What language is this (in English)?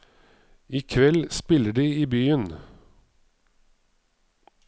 Norwegian